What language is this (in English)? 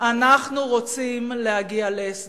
Hebrew